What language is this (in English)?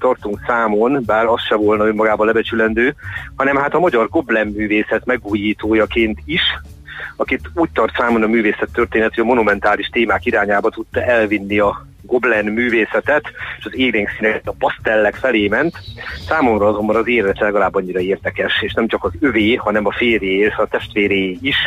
Hungarian